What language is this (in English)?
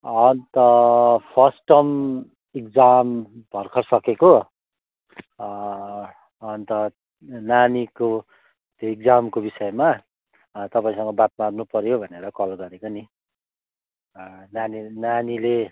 Nepali